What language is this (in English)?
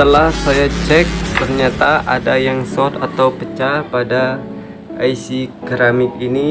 Indonesian